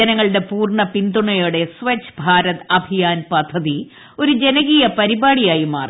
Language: Malayalam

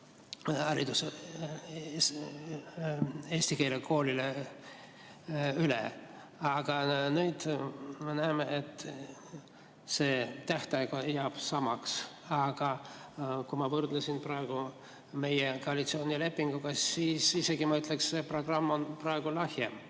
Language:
Estonian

